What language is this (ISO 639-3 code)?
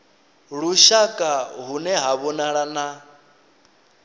ven